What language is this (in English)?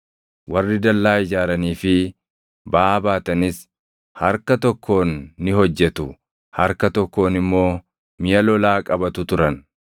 Oromo